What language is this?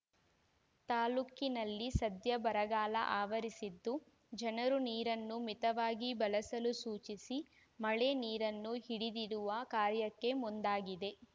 Kannada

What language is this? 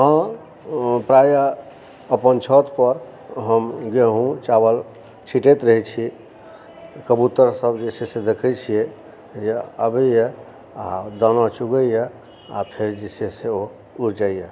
Maithili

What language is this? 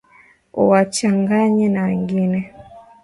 Swahili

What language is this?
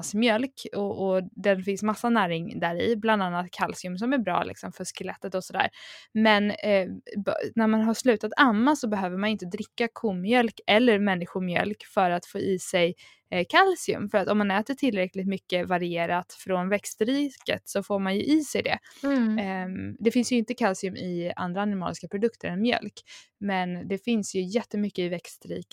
Swedish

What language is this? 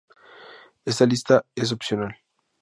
Spanish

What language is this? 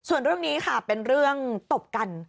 Thai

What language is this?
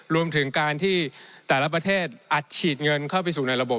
Thai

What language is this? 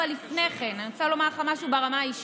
Hebrew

